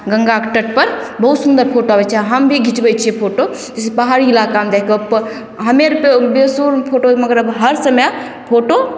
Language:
Maithili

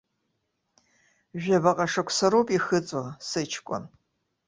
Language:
Abkhazian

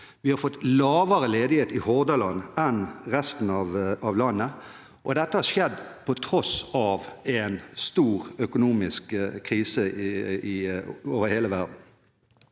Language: Norwegian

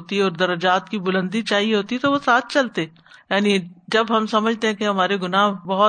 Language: Urdu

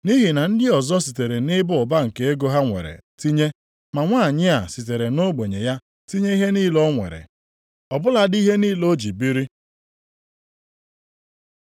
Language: Igbo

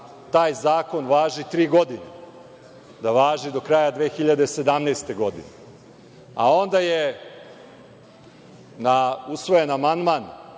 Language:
Serbian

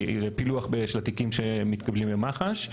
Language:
Hebrew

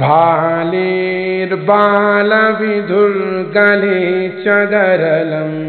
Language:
Hindi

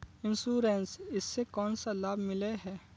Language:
Magahi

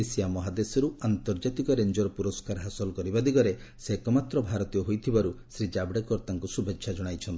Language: Odia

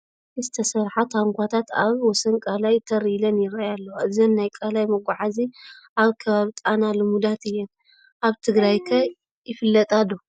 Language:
Tigrinya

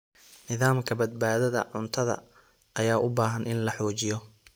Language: Somali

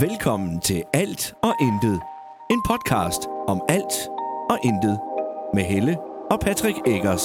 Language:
Danish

